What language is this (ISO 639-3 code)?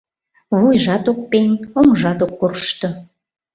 chm